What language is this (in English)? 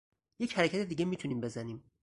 Persian